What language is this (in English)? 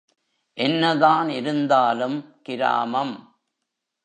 Tamil